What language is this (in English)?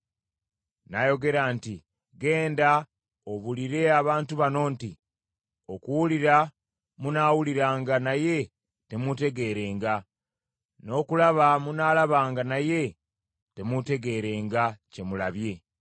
Ganda